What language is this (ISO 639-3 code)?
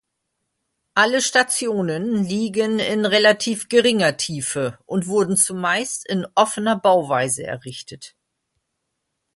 deu